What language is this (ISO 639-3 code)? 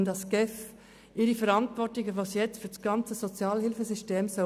gsw